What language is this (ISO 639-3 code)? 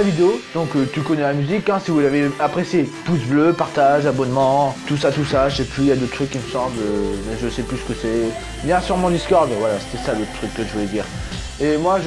fra